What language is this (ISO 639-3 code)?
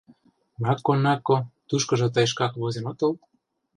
chm